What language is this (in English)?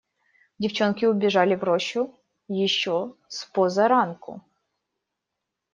Russian